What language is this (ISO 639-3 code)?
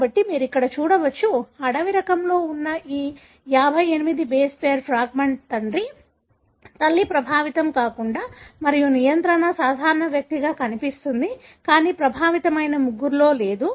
tel